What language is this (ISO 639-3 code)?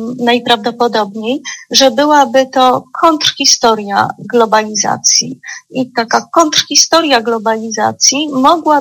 pol